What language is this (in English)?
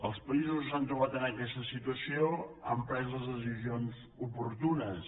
Catalan